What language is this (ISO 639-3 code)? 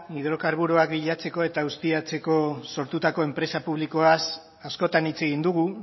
eus